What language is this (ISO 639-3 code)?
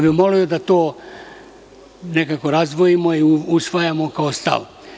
srp